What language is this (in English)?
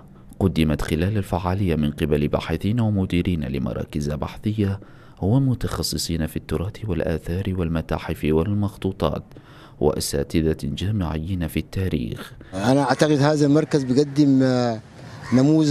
Arabic